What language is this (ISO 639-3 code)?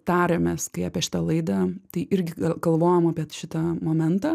lit